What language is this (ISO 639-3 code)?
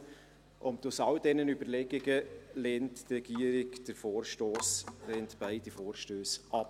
gsw